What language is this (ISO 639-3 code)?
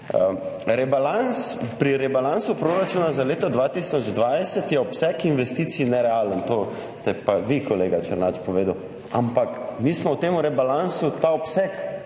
slv